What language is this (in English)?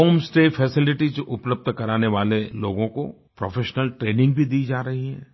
Hindi